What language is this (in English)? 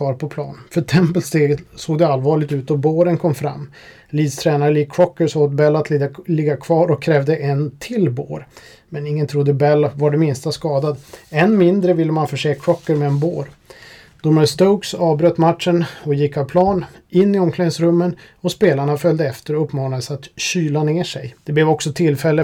Swedish